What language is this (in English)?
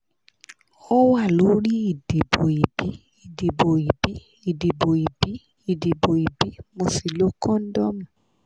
Yoruba